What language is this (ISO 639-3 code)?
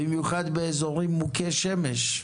heb